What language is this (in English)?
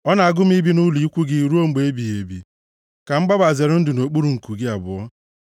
Igbo